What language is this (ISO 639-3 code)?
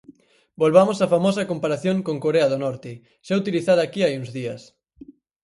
glg